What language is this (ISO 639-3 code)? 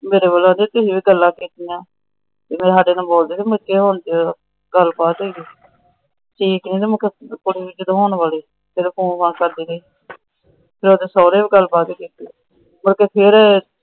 pan